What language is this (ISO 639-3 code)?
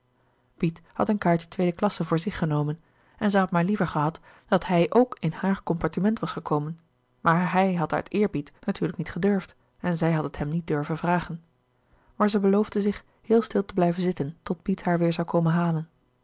nld